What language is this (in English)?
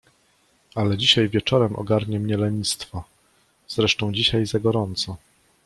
Polish